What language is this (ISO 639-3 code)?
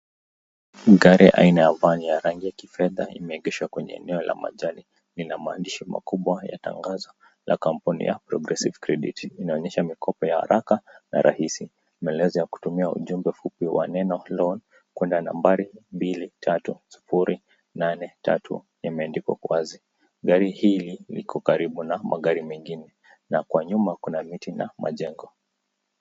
swa